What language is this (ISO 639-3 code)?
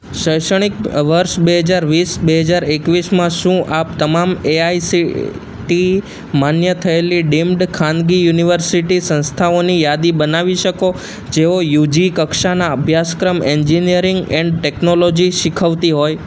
guj